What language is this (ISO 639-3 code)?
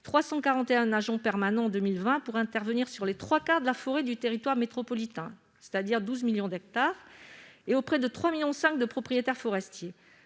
fra